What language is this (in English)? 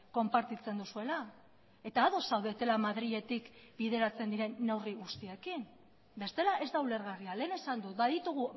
Basque